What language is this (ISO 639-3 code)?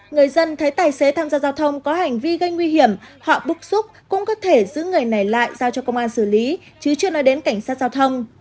vie